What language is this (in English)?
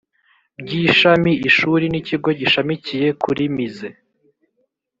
Kinyarwanda